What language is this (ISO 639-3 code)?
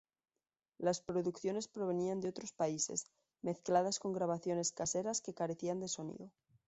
spa